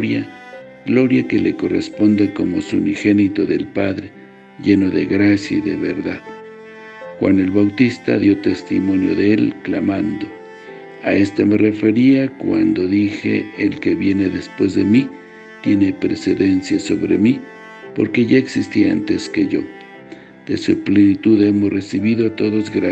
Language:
Spanish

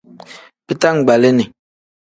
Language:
Tem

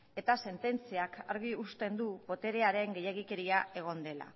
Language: Basque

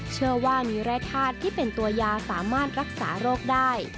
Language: Thai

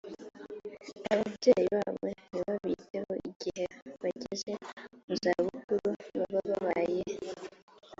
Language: Kinyarwanda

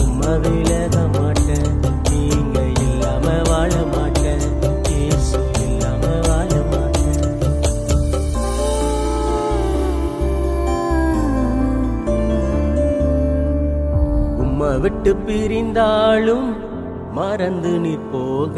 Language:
Urdu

